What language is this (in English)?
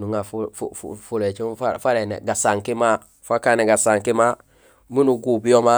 Gusilay